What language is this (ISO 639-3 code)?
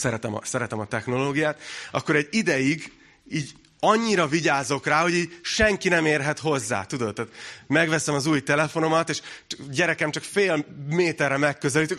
hun